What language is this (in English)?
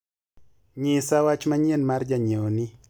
Luo (Kenya and Tanzania)